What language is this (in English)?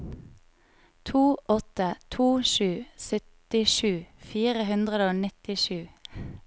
Norwegian